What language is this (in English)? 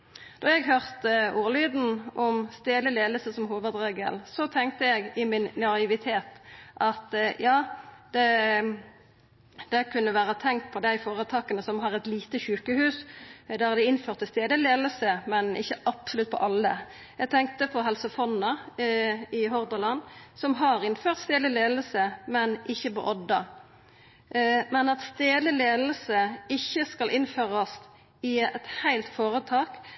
Norwegian Nynorsk